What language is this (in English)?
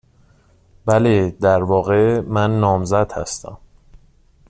Persian